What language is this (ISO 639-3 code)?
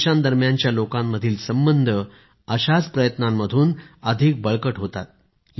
mar